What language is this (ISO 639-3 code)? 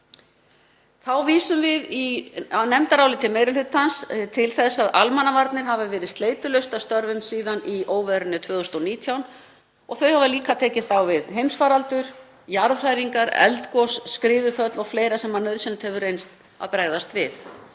isl